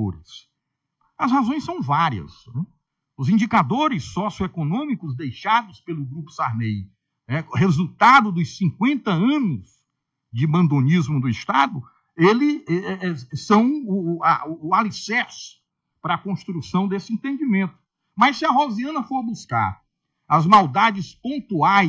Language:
Portuguese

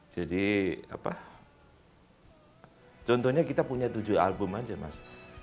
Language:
Indonesian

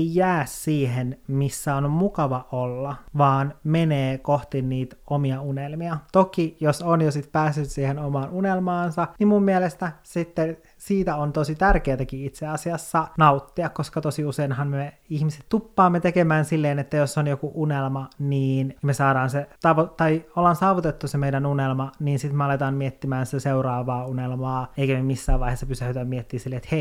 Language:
Finnish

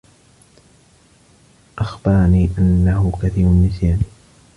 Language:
Arabic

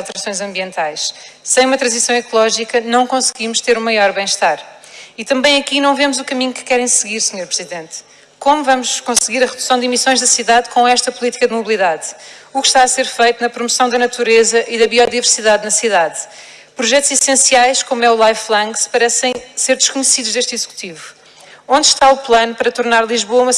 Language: Portuguese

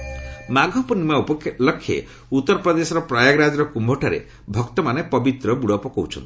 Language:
Odia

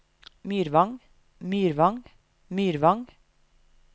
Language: Norwegian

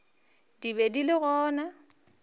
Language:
Northern Sotho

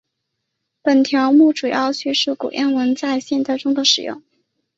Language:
Chinese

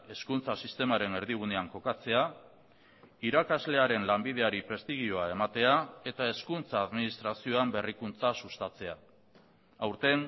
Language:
Basque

